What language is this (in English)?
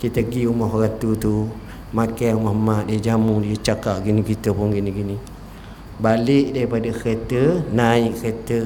Malay